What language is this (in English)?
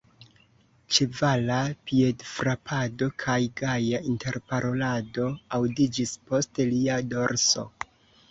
Esperanto